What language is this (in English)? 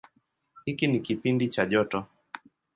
Swahili